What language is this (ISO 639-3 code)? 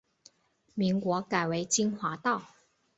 zho